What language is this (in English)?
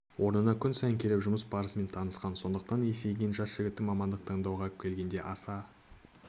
Kazakh